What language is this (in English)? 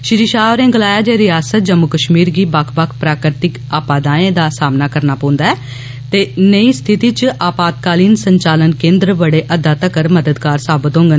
Dogri